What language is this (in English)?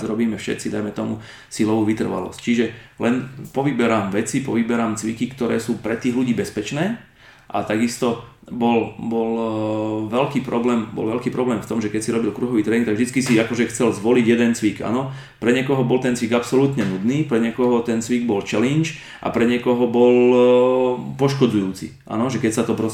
Slovak